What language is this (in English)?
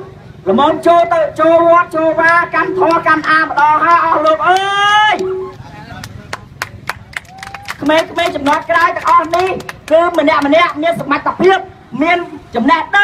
Thai